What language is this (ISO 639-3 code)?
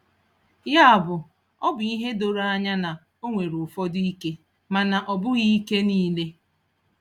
ibo